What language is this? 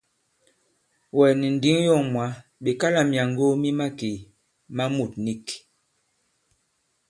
Bankon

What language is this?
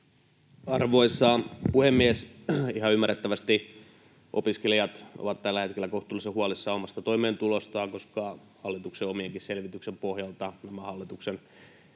Finnish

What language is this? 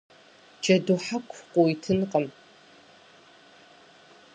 Kabardian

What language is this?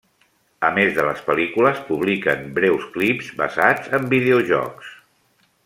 Catalan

